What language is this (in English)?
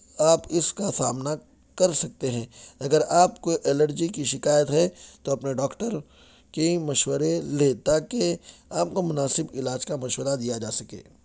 Urdu